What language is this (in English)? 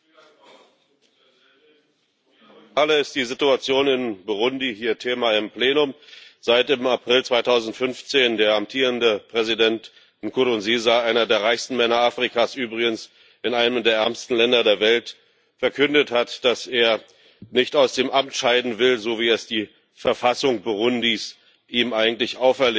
German